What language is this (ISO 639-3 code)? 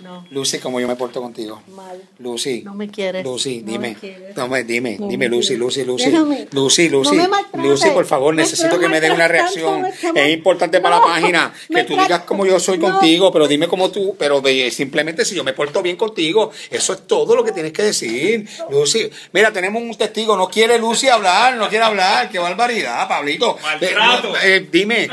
spa